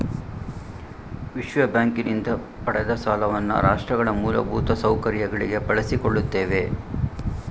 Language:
Kannada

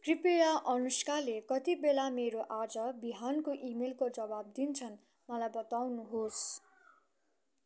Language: Nepali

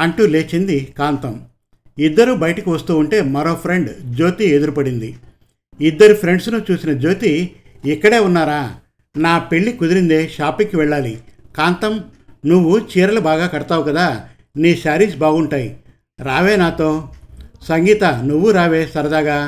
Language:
Telugu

